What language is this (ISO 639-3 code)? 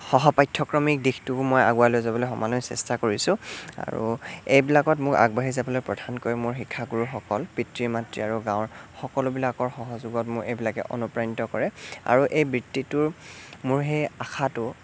asm